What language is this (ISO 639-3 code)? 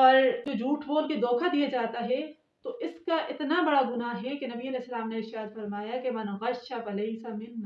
hin